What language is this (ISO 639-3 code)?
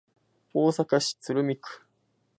jpn